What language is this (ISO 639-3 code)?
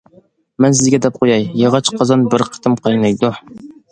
uig